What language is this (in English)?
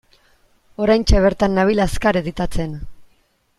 Basque